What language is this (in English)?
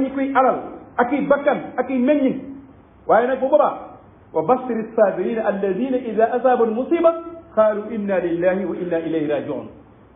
Arabic